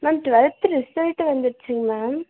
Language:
Tamil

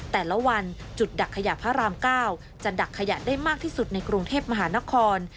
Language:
Thai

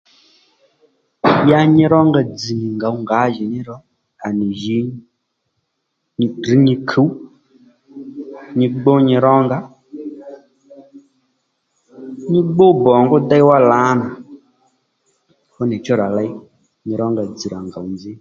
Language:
Lendu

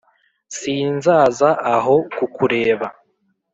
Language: Kinyarwanda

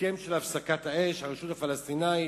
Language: Hebrew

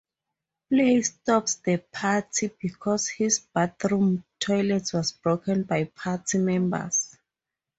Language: English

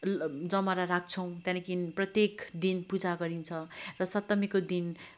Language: Nepali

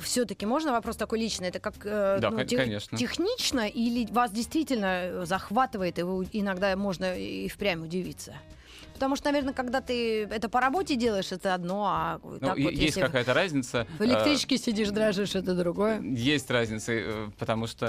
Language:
Russian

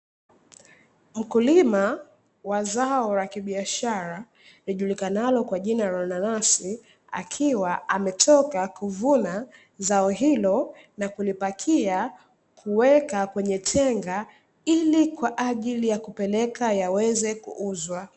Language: Swahili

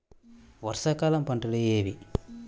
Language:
Telugu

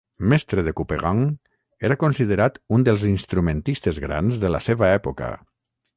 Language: Catalan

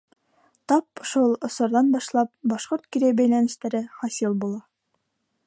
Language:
Bashkir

